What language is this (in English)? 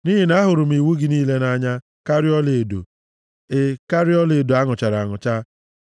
Igbo